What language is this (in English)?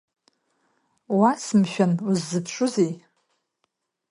Abkhazian